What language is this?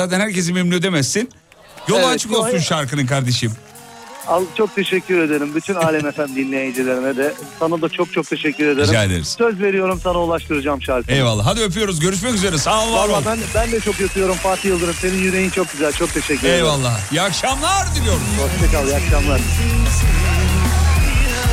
Turkish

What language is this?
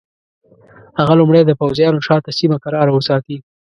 Pashto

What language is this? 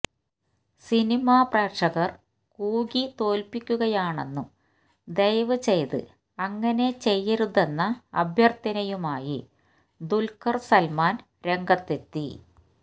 Malayalam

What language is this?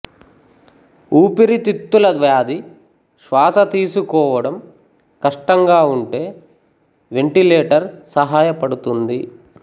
Telugu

